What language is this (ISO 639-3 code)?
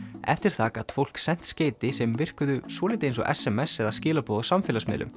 isl